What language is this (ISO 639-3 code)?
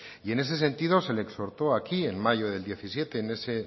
spa